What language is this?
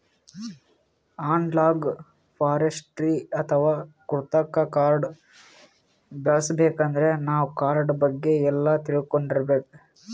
Kannada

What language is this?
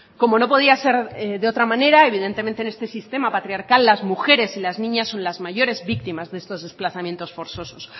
Spanish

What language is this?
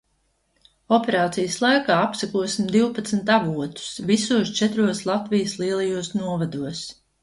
Latvian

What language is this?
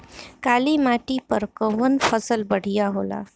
Bhojpuri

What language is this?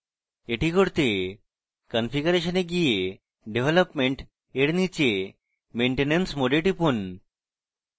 Bangla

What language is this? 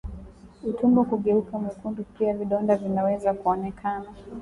Swahili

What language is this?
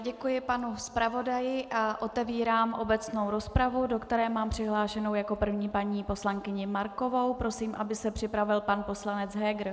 Czech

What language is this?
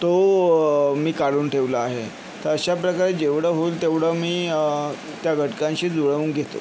Marathi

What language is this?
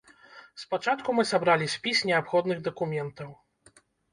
Belarusian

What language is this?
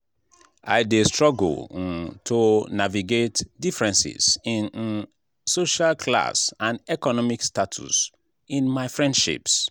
Nigerian Pidgin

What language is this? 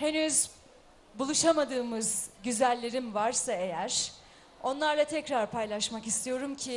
Turkish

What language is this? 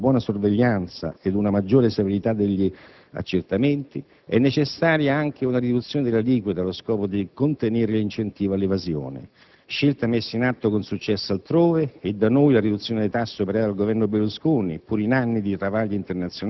Italian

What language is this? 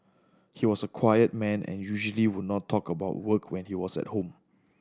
English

